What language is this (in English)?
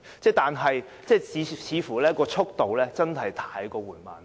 Cantonese